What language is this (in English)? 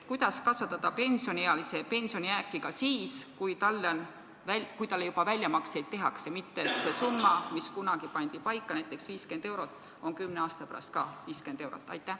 Estonian